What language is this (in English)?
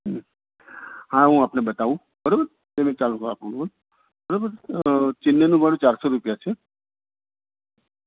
Gujarati